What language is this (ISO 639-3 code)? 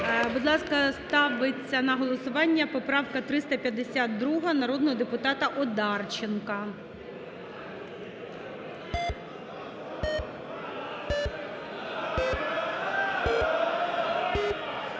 ukr